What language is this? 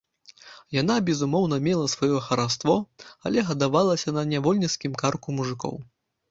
Belarusian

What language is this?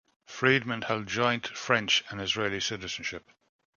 English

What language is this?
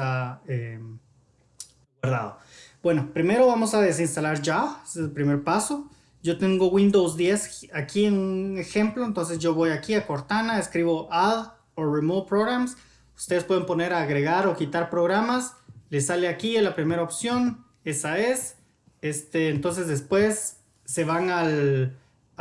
Spanish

